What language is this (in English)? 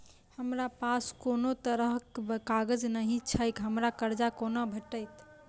Maithili